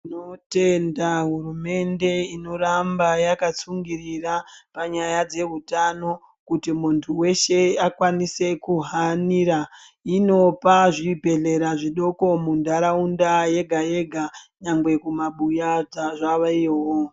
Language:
Ndau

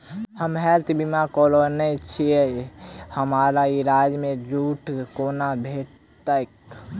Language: Maithili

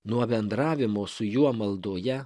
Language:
Lithuanian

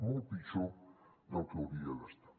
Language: Catalan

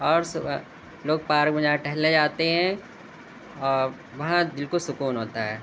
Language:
Urdu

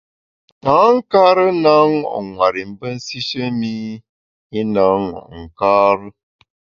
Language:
Bamun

